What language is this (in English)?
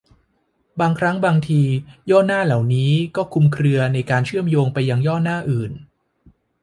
Thai